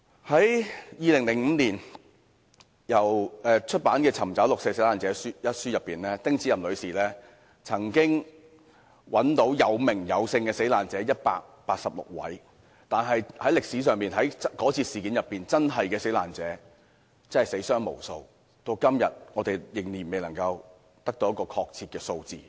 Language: Cantonese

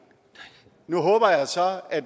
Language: Danish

